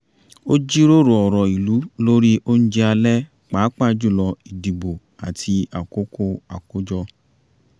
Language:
Yoruba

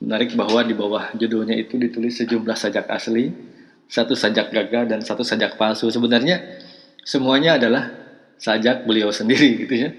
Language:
Indonesian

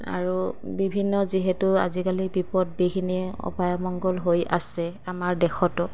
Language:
Assamese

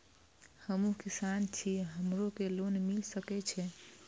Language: Maithili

